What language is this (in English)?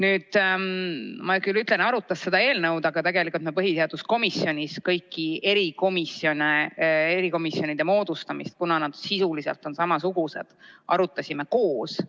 Estonian